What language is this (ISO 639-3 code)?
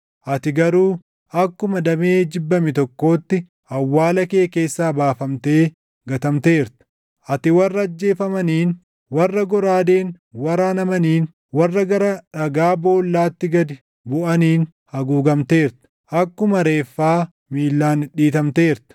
orm